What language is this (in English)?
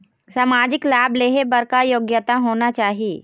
Chhattisgarhi